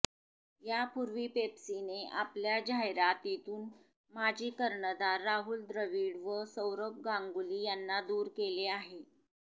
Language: Marathi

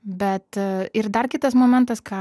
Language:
Lithuanian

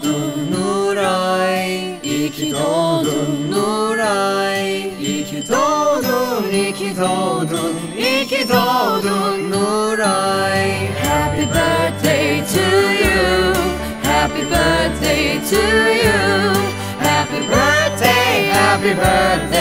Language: Ukrainian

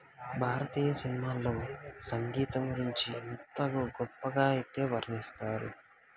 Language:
Telugu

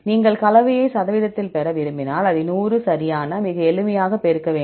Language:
Tamil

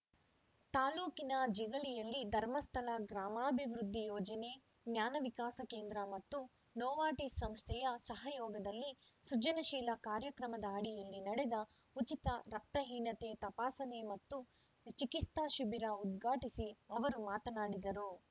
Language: Kannada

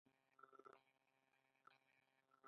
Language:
Pashto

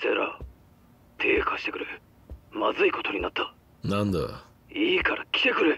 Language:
Japanese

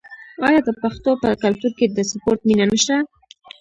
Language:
Pashto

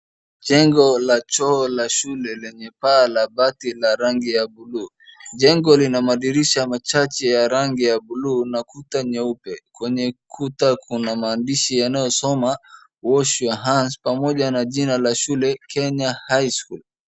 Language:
Swahili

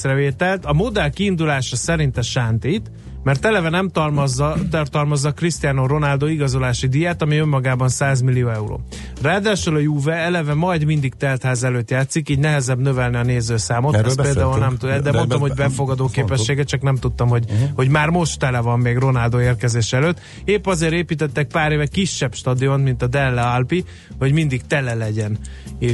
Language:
Hungarian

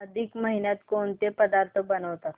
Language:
Marathi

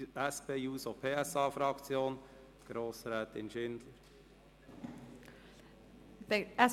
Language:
Swiss German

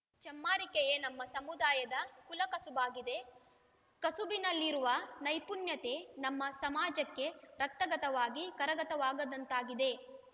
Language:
Kannada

